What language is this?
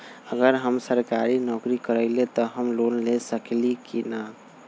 Magahi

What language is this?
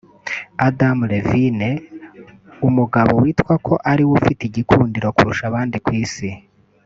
Kinyarwanda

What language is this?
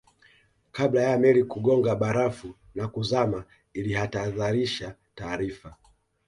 Swahili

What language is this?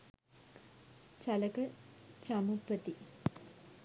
Sinhala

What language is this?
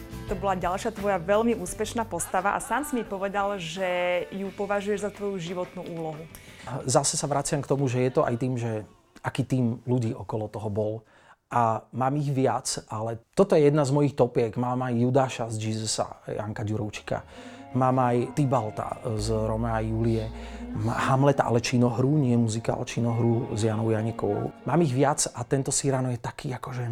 Slovak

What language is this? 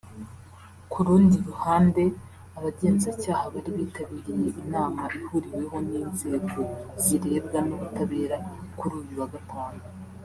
Kinyarwanda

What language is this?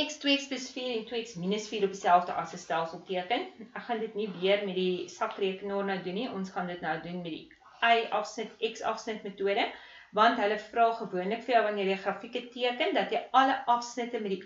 Dutch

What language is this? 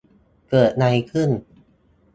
Thai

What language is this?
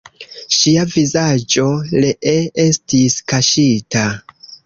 Esperanto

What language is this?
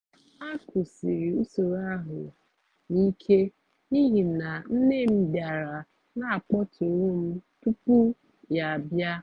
Igbo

